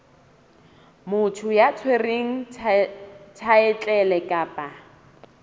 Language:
Southern Sotho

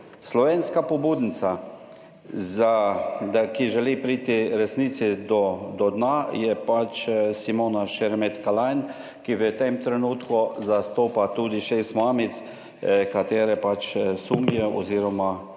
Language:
Slovenian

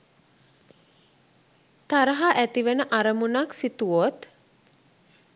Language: Sinhala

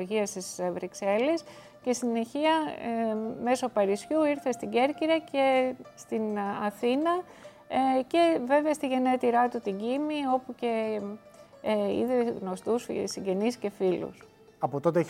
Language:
Greek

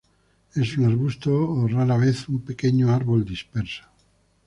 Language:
Spanish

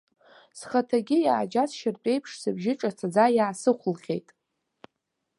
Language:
Abkhazian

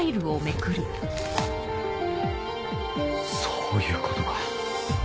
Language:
Japanese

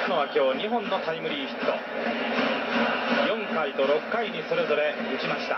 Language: Japanese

